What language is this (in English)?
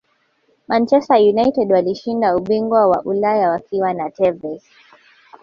Swahili